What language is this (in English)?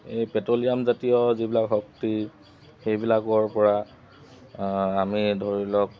Assamese